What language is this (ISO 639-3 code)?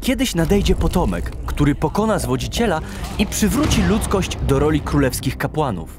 pol